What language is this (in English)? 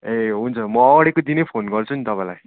Nepali